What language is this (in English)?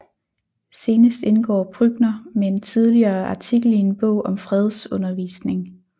Danish